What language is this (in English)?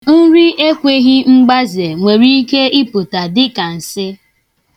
Igbo